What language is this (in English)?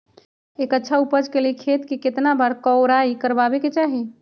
Magahi